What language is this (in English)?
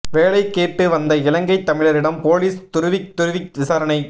Tamil